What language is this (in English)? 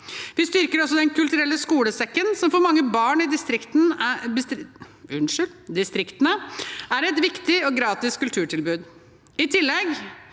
Norwegian